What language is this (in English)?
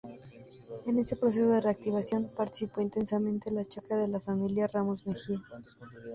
Spanish